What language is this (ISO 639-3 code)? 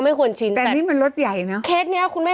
tha